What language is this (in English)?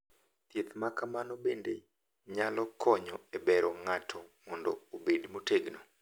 Luo (Kenya and Tanzania)